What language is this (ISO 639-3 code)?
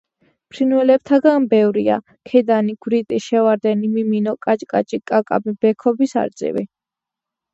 kat